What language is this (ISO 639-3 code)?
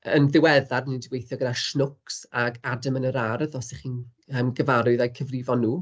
cym